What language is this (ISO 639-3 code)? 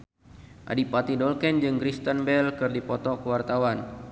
sun